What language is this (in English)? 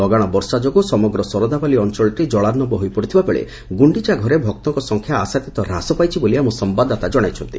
Odia